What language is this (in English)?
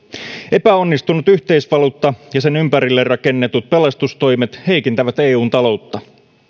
Finnish